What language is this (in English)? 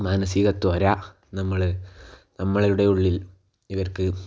Malayalam